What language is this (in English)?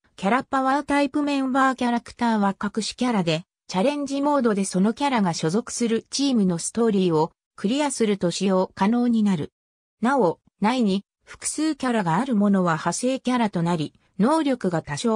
Japanese